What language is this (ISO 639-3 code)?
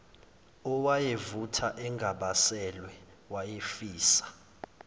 zul